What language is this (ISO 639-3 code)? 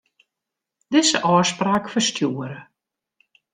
fry